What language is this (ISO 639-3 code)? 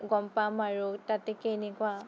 asm